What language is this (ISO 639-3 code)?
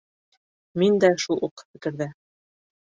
bak